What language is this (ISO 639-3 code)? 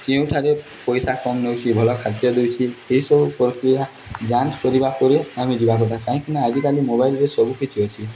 ori